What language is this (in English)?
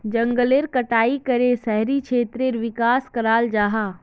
Magahi